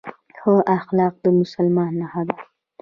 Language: Pashto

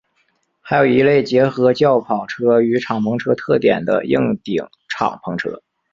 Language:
Chinese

